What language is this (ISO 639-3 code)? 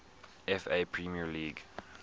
eng